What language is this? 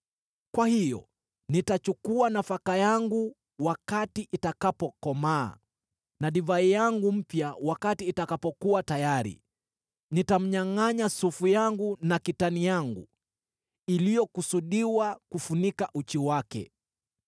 Swahili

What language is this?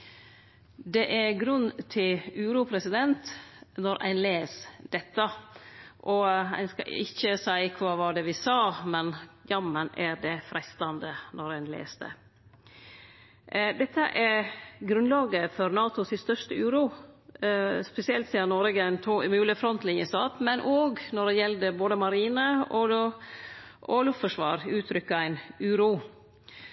Norwegian Nynorsk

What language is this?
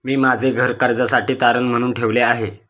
Marathi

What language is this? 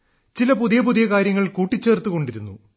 Malayalam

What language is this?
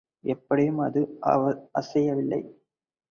Tamil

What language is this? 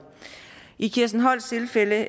Danish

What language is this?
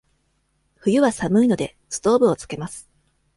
Japanese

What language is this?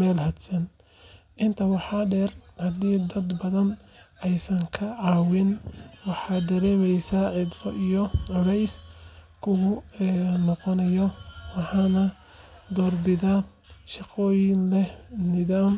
Somali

